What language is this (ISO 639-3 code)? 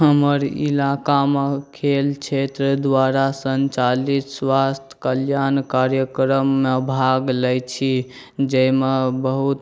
mai